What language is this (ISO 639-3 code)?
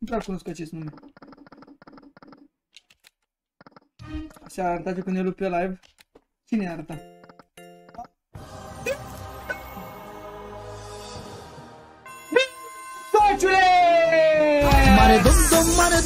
ron